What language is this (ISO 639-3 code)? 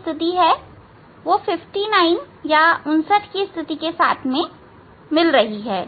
hin